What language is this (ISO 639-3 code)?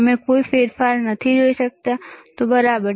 guj